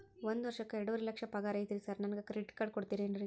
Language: Kannada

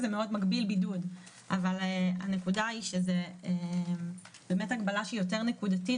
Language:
Hebrew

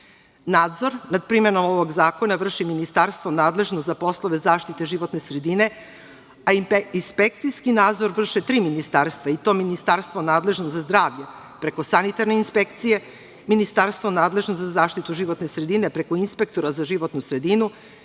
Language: Serbian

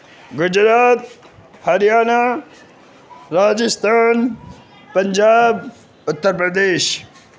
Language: Urdu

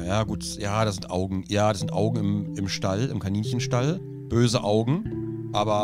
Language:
German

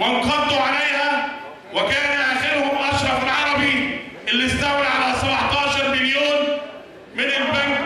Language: Arabic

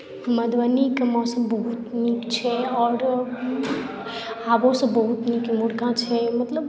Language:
Maithili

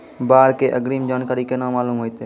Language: Maithili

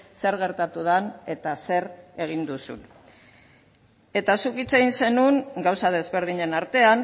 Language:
Basque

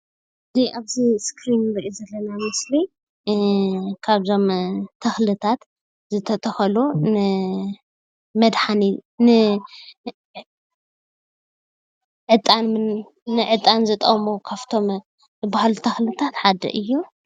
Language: Tigrinya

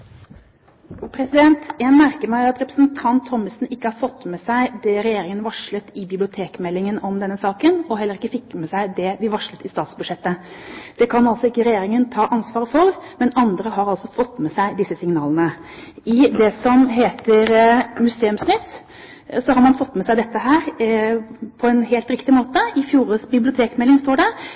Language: Norwegian Bokmål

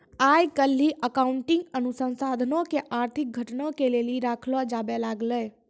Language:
Maithili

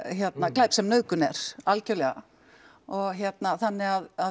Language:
Icelandic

